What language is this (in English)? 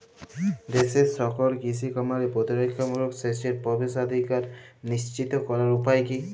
Bangla